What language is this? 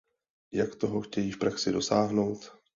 Czech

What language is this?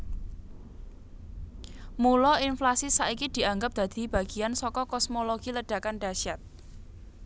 Javanese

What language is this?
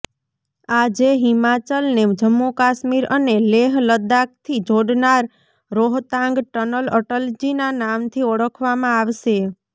Gujarati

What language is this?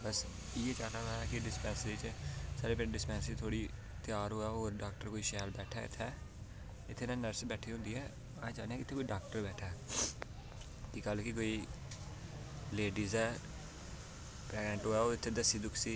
Dogri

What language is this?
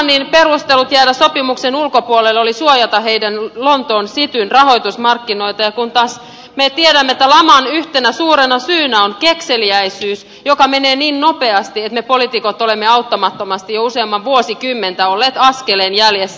Finnish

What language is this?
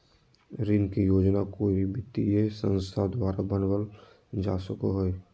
Magahi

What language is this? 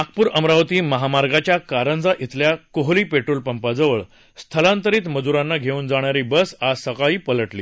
Marathi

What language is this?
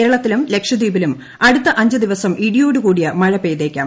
Malayalam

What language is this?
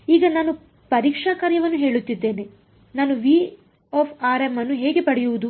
Kannada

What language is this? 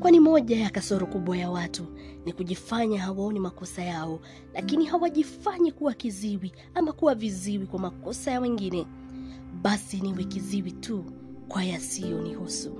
Swahili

